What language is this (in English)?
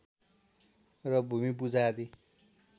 Nepali